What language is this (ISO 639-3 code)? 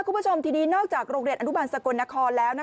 tha